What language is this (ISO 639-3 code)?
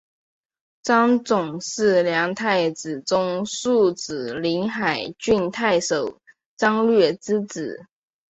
zho